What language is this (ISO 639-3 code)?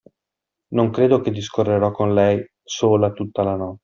ita